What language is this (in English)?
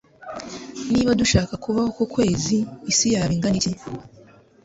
Kinyarwanda